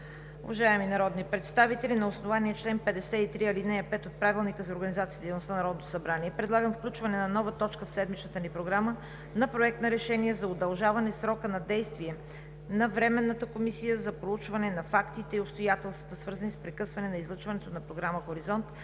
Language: Bulgarian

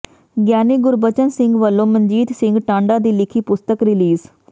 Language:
Punjabi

